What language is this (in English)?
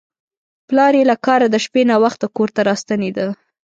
Pashto